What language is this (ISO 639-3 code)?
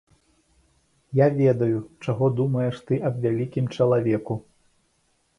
bel